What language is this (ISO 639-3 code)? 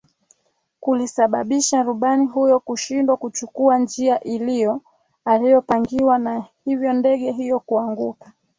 swa